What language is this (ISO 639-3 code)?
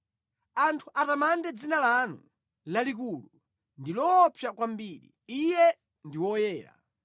nya